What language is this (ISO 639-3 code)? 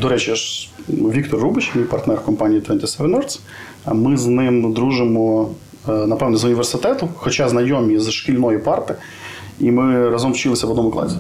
ukr